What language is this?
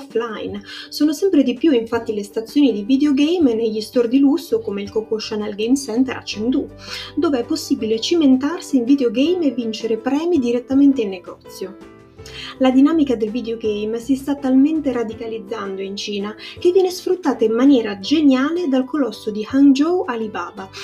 Italian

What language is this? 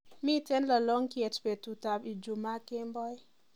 Kalenjin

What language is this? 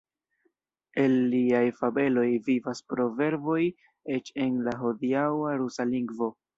Esperanto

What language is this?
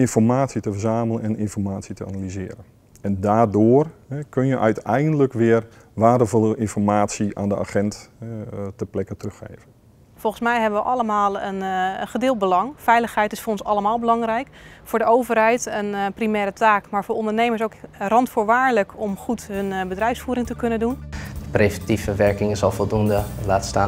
Dutch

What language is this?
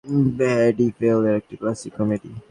Bangla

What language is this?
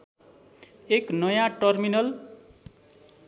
Nepali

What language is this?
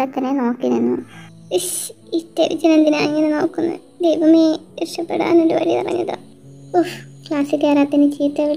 Turkish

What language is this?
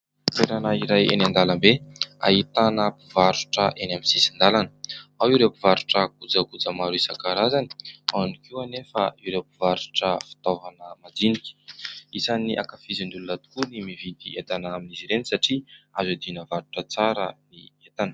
Malagasy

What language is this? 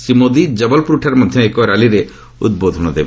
Odia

